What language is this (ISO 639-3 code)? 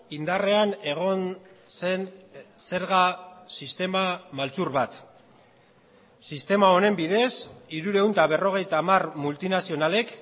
eus